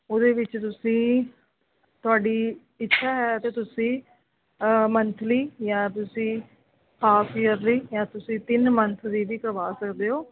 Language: Punjabi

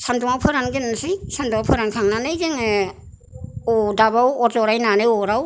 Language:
Bodo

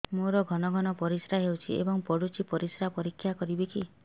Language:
Odia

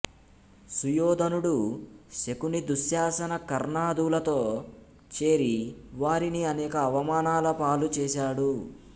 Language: Telugu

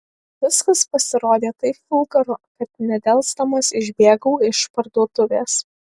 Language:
Lithuanian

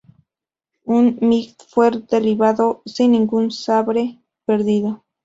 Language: Spanish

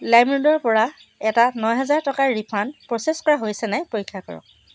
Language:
Assamese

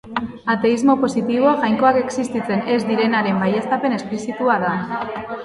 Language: Basque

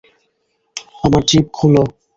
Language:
Bangla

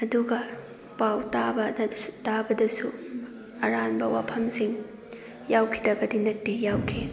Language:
Manipuri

